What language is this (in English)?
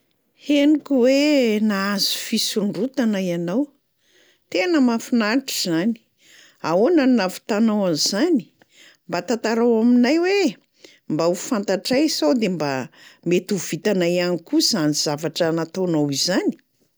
Malagasy